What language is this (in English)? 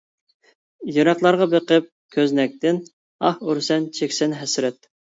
Uyghur